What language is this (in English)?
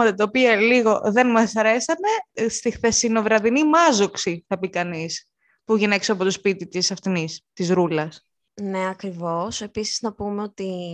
Greek